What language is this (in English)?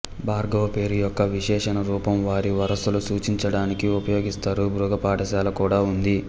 Telugu